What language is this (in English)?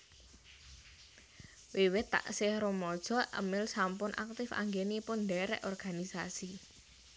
Javanese